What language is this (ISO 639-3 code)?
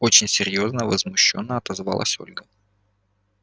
rus